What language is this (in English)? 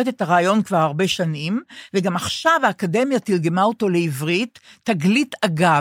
Hebrew